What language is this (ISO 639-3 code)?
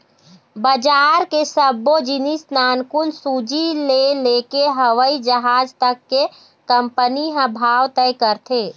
hne